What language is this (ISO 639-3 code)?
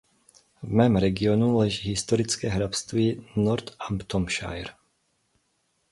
ces